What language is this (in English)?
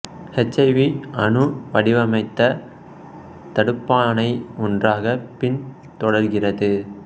Tamil